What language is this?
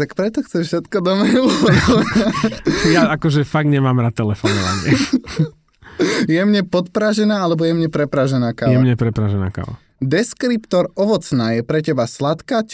Slovak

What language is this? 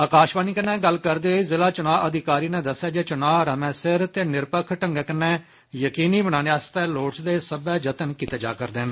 Dogri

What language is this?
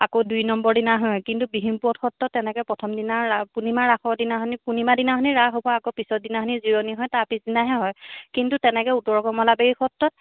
Assamese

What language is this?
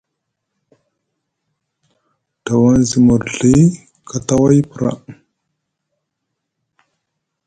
Musgu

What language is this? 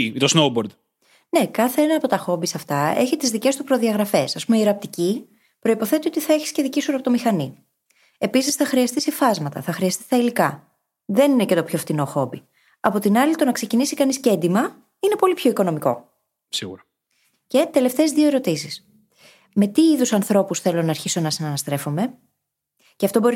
Greek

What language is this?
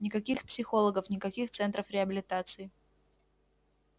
Russian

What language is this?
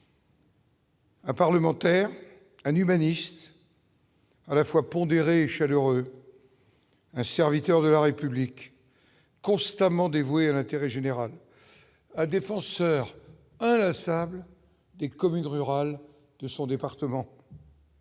French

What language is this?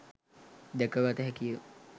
Sinhala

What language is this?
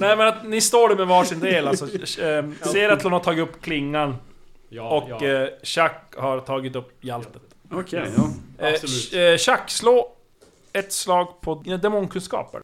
Swedish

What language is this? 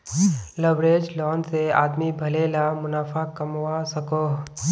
Magahi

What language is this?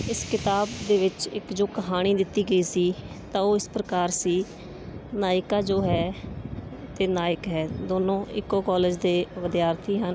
Punjabi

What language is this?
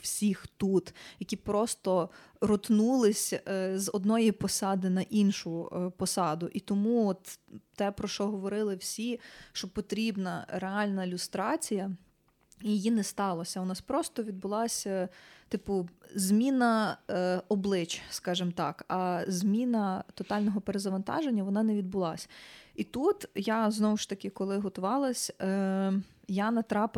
Ukrainian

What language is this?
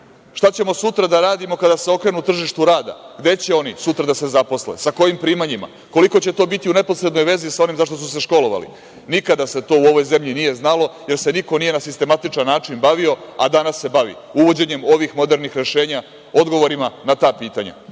Serbian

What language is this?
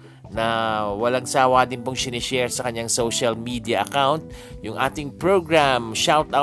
Filipino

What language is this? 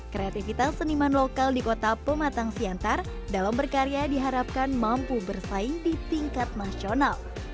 Indonesian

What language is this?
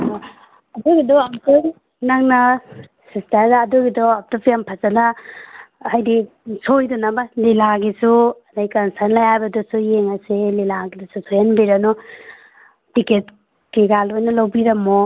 Manipuri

